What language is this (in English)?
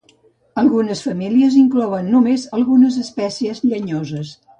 Catalan